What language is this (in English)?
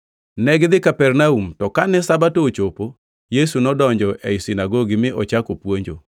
Luo (Kenya and Tanzania)